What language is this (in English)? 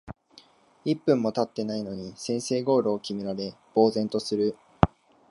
Japanese